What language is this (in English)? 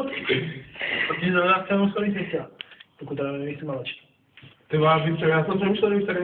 Czech